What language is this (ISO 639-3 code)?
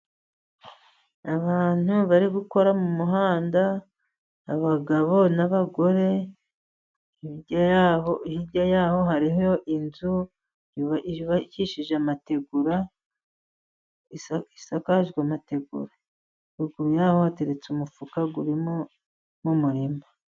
kin